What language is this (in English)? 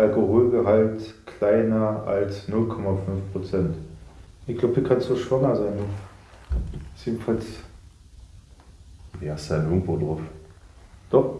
German